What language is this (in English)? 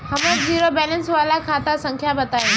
Bhojpuri